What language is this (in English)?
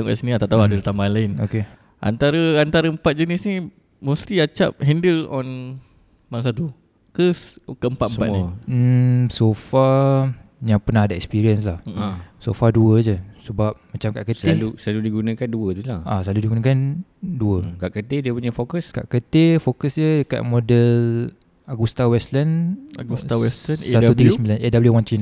Malay